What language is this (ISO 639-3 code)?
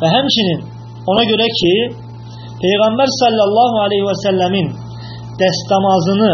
ara